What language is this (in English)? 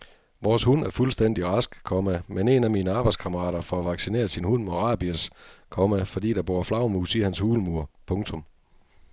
Danish